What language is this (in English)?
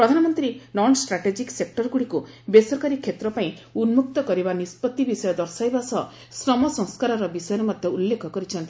Odia